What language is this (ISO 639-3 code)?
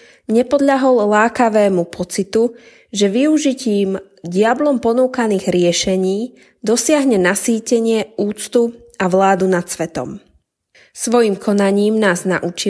slk